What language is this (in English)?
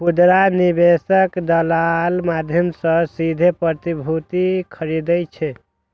Maithili